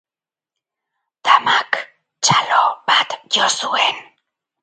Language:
Basque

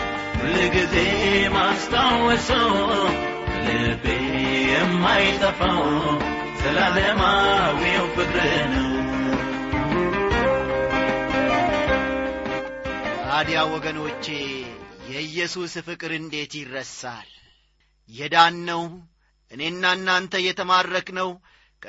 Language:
Amharic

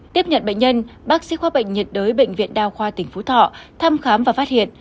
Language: Vietnamese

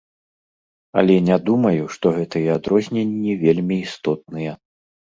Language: Belarusian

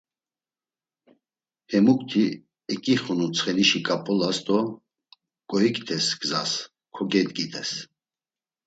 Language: Laz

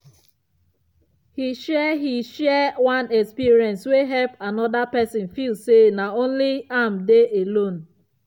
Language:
Nigerian Pidgin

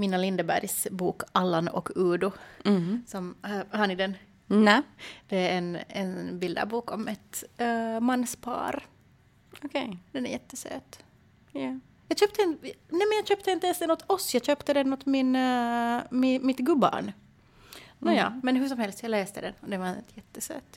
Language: Swedish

